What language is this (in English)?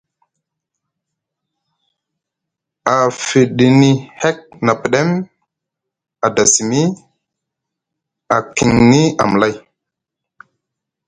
Musgu